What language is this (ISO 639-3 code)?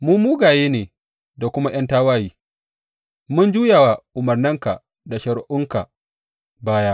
hau